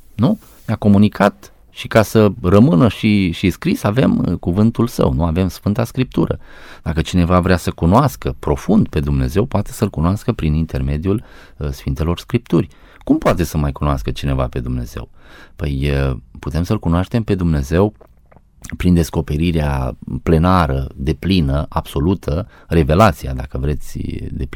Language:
Romanian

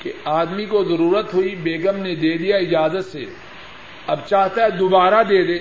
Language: Urdu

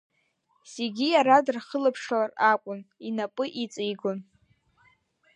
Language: Abkhazian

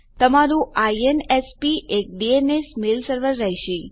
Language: Gujarati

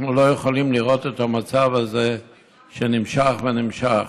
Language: Hebrew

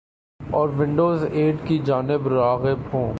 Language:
Urdu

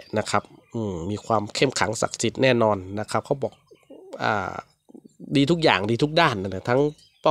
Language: Thai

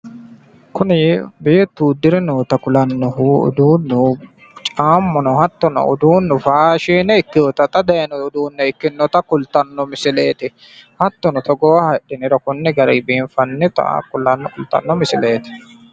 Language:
Sidamo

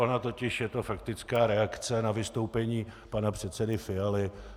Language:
Czech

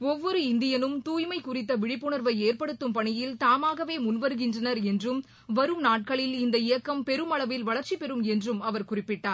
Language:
Tamil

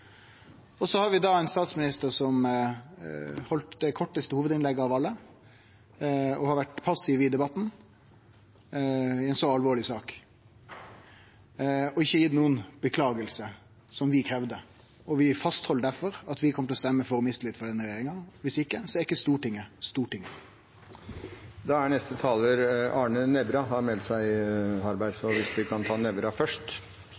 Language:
Norwegian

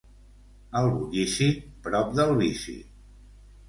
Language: Catalan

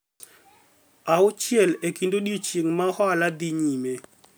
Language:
Luo (Kenya and Tanzania)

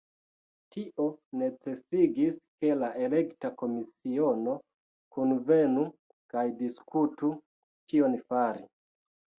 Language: Esperanto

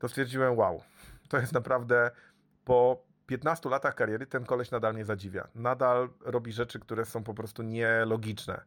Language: Polish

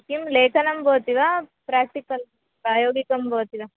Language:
Sanskrit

